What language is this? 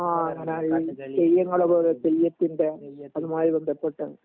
Malayalam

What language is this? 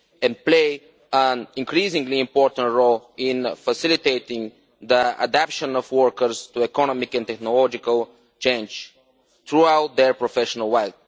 English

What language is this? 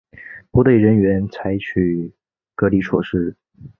Chinese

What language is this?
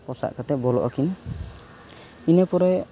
Santali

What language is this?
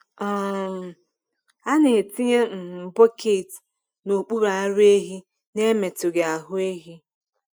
Igbo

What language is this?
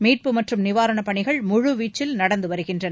Tamil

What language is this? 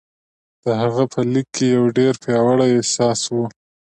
Pashto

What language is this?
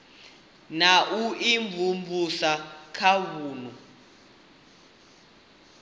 Venda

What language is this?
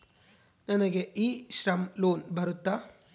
Kannada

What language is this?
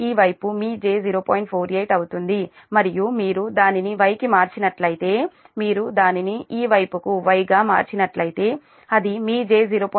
Telugu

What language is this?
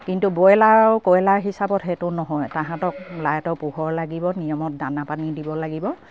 Assamese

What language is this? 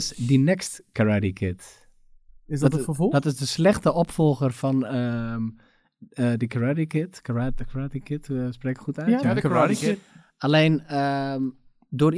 Dutch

